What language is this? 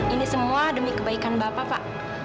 Indonesian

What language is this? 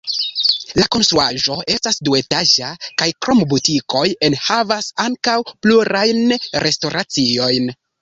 Esperanto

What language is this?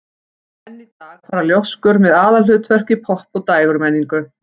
Icelandic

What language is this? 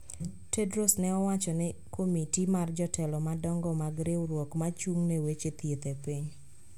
Luo (Kenya and Tanzania)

